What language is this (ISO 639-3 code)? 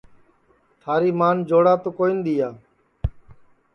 ssi